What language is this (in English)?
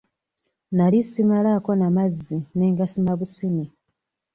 Ganda